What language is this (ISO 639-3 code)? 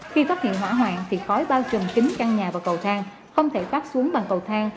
vie